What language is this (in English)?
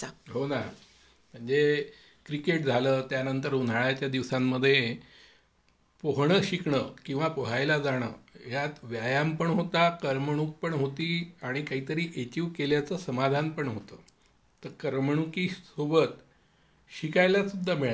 Marathi